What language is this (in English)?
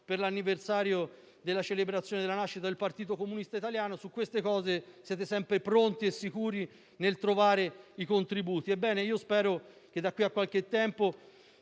Italian